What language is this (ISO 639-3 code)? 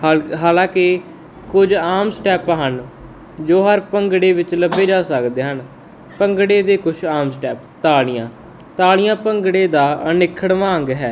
pan